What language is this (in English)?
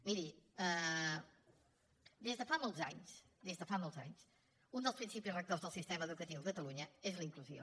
Catalan